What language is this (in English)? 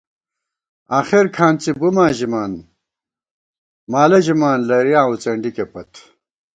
Gawar-Bati